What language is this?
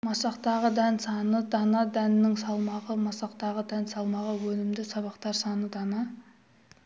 Kazakh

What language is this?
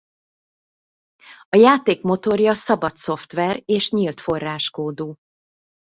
Hungarian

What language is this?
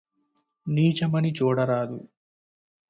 Telugu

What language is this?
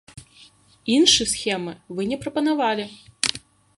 Belarusian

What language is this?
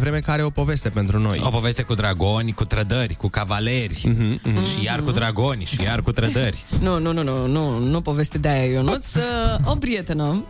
Romanian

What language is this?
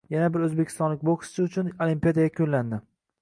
Uzbek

